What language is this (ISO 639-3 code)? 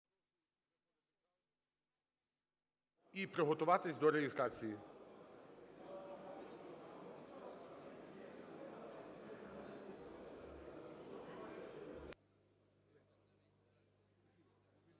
ukr